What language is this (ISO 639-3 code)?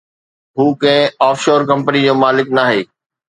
snd